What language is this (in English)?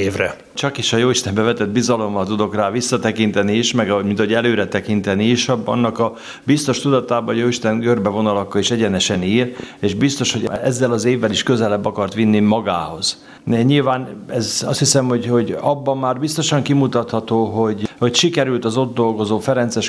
Hungarian